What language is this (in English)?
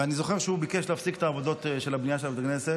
Hebrew